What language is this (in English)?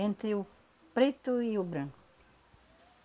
Portuguese